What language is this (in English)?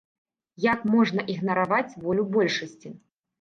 Belarusian